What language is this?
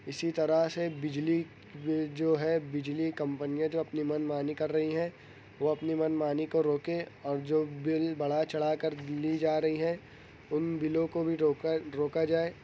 Urdu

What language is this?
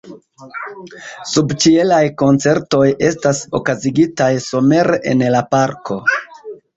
Esperanto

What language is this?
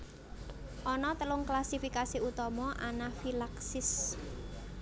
Javanese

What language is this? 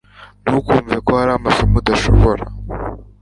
Kinyarwanda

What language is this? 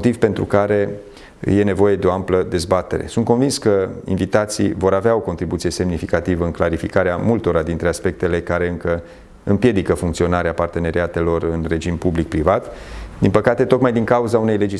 Romanian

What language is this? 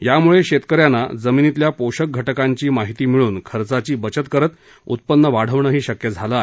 Marathi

